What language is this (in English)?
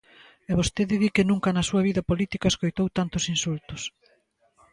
Galician